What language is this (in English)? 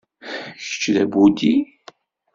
Kabyle